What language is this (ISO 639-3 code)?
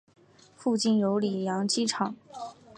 zho